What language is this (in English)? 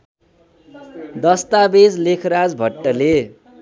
Nepali